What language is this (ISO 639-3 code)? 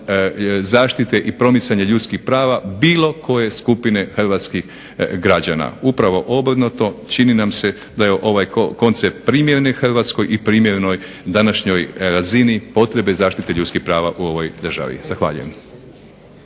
hrv